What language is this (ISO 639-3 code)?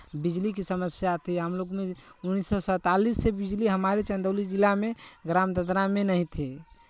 hin